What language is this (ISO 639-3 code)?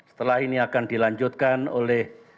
ind